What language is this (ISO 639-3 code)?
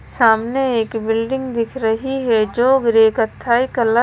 hin